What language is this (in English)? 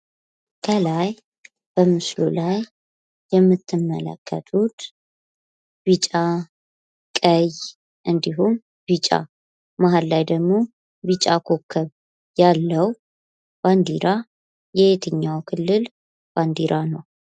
Amharic